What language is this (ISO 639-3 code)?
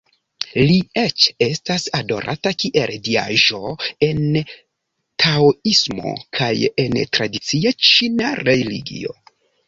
epo